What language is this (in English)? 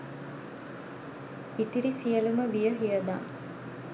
Sinhala